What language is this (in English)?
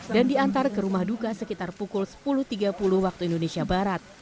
Indonesian